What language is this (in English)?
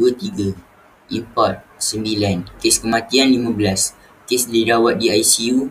Malay